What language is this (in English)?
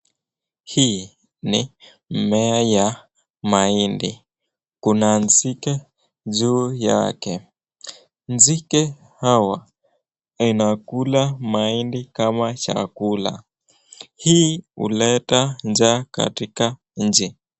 Swahili